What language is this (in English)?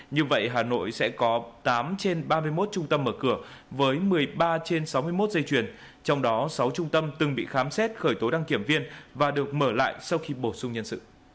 Vietnamese